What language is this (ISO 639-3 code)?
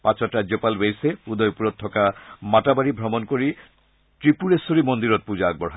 asm